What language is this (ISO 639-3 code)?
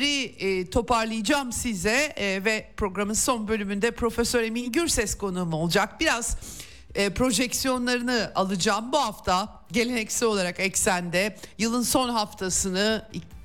tur